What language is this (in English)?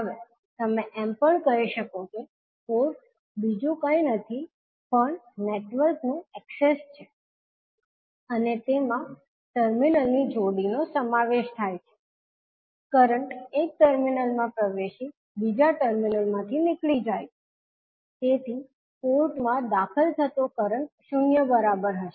Gujarati